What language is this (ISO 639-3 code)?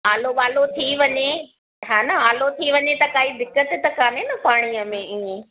snd